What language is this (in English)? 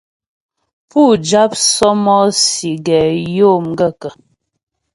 Ghomala